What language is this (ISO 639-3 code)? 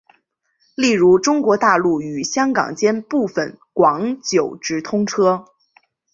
zho